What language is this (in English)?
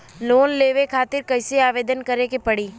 Bhojpuri